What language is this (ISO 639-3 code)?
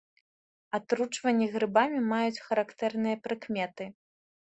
bel